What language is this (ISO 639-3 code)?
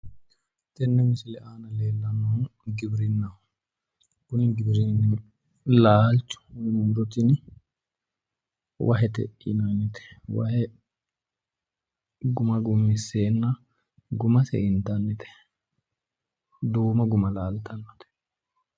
sid